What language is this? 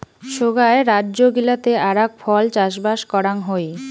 Bangla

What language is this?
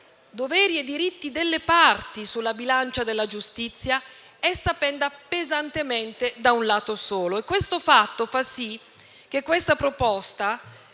Italian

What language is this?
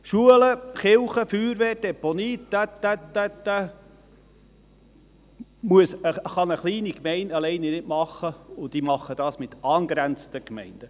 Swiss German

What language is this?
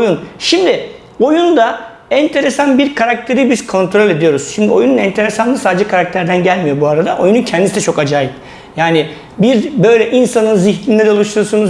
Turkish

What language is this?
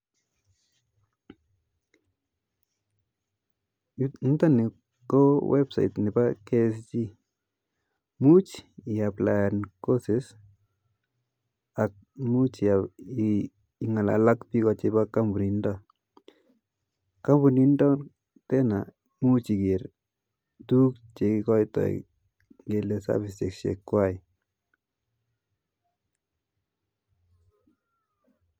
Kalenjin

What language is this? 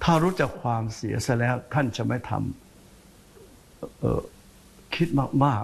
Thai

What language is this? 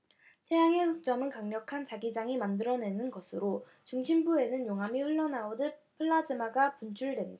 Korean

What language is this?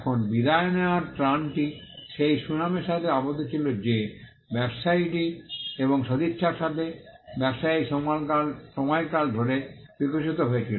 Bangla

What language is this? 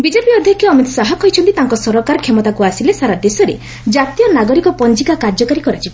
Odia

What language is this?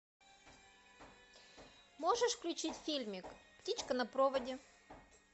Russian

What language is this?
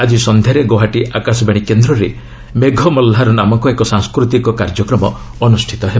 Odia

